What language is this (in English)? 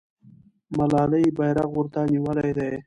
Pashto